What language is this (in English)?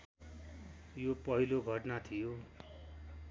Nepali